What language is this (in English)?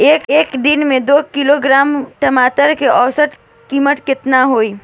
Bhojpuri